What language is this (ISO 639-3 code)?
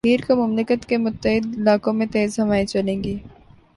urd